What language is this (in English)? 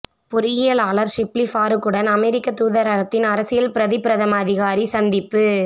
Tamil